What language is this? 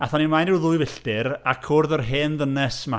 Welsh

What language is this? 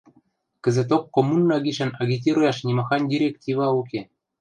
Western Mari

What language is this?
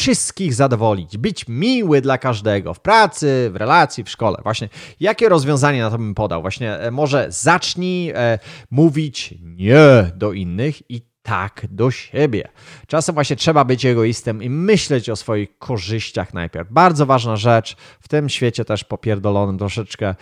Polish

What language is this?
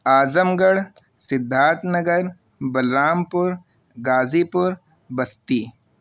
Urdu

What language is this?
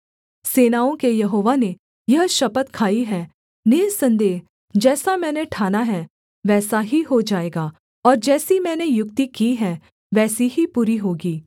Hindi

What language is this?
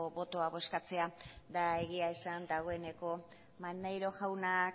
Basque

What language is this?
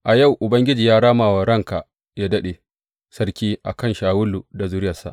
Hausa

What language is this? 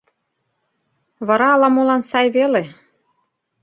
Mari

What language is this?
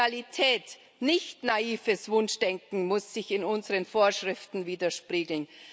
German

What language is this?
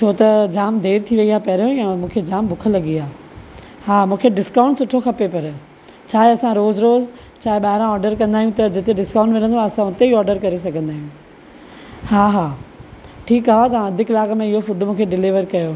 Sindhi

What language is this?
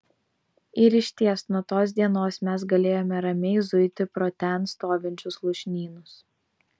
Lithuanian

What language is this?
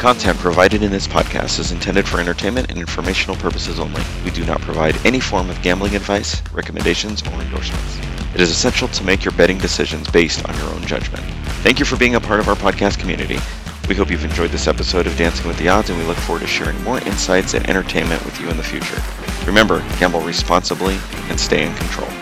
English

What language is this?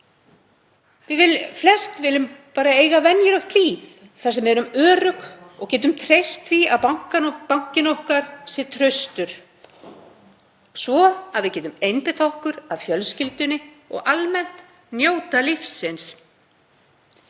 Icelandic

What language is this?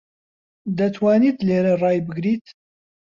Central Kurdish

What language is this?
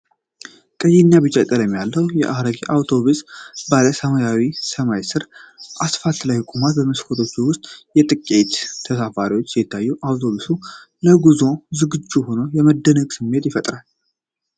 Amharic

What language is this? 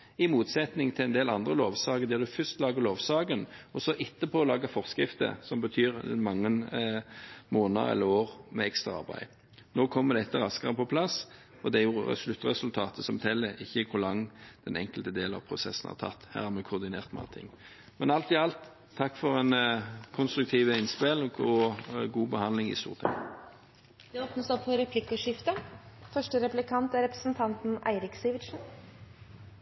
Norwegian Bokmål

